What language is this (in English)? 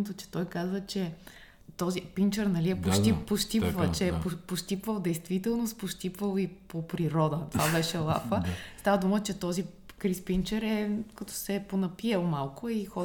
Bulgarian